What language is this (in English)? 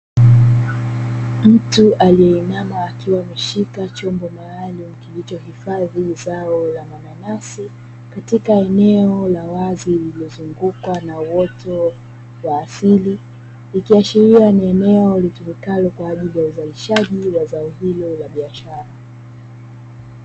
Swahili